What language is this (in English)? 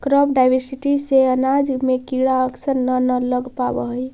Magahi